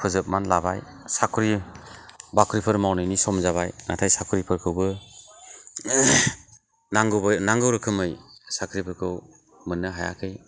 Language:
Bodo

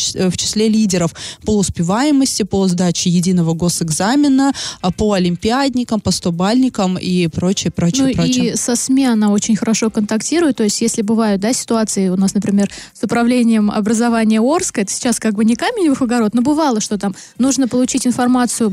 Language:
Russian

